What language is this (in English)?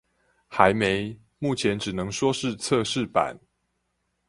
Chinese